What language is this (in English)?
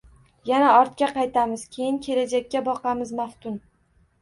Uzbek